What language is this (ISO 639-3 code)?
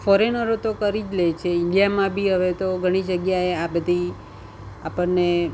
guj